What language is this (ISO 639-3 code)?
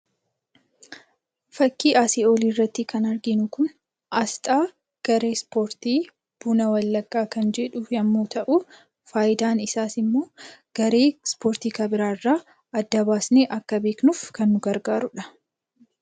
orm